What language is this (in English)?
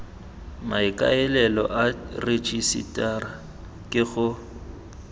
Tswana